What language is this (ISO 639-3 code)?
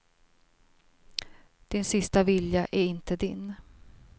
swe